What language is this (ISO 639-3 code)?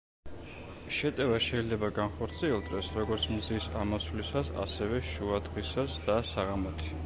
kat